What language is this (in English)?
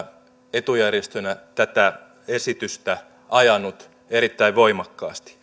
Finnish